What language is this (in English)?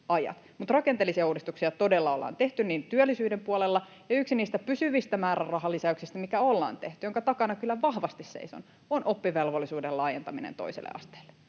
Finnish